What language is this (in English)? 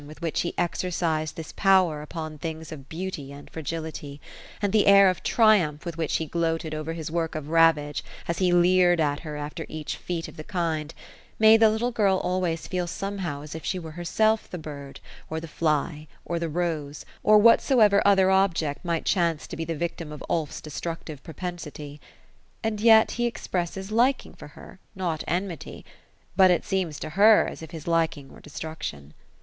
English